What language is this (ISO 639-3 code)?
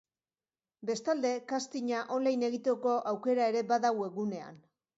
eus